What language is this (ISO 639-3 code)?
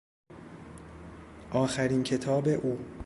fas